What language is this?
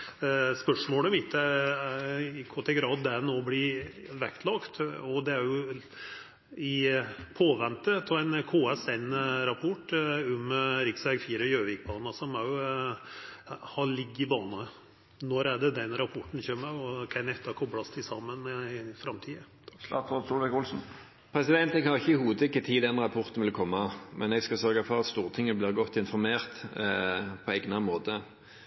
Norwegian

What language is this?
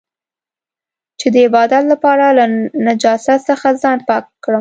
Pashto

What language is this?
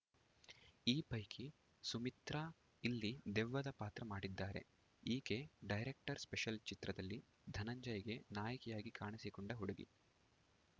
Kannada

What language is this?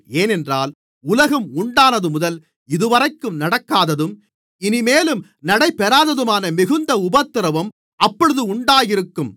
Tamil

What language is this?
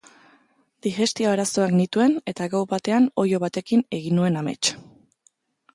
Basque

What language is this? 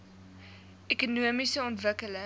Afrikaans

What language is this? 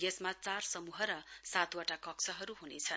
Nepali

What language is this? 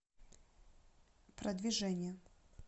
Russian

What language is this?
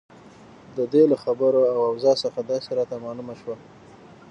Pashto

